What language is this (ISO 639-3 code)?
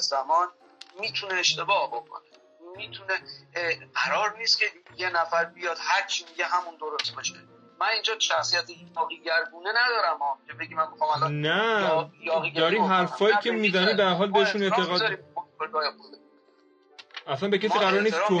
fas